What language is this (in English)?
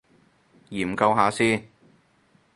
Cantonese